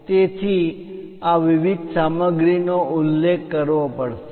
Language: Gujarati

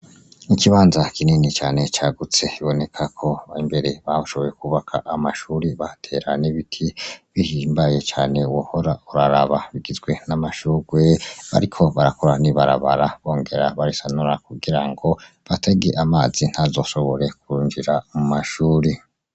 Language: Rundi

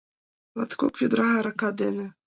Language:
Mari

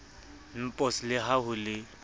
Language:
Southern Sotho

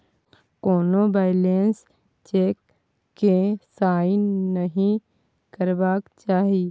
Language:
Maithili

